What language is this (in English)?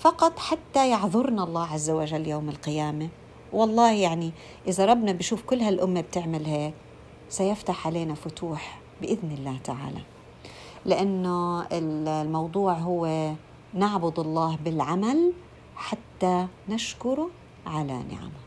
Arabic